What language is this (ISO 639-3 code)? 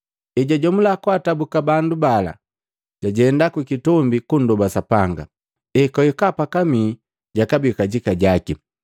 mgv